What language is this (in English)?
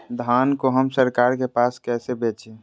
Magahi